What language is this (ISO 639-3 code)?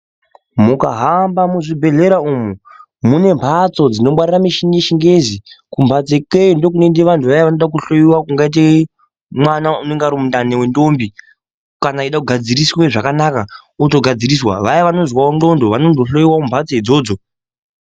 ndc